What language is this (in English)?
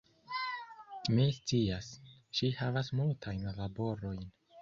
Esperanto